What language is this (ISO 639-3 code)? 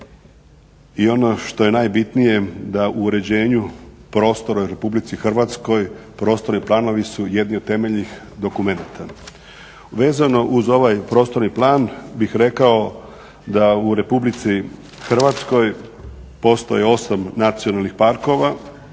hrv